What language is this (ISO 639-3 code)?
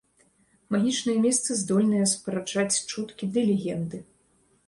bel